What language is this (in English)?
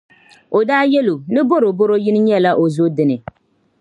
Dagbani